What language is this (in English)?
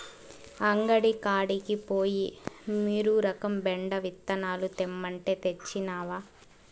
Telugu